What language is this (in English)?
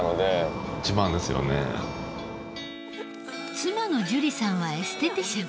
Japanese